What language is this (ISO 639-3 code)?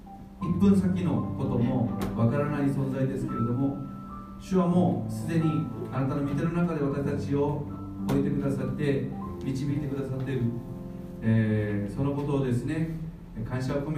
jpn